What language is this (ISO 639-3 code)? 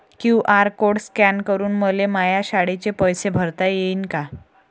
mar